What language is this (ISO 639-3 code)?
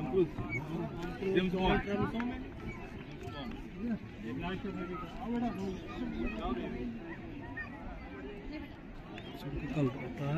pan